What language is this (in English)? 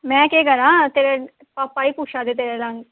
Dogri